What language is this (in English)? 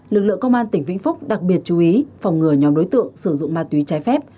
Vietnamese